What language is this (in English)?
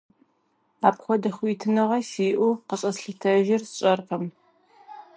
Kabardian